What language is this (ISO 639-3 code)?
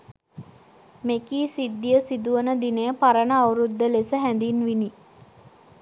sin